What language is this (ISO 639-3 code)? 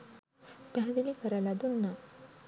sin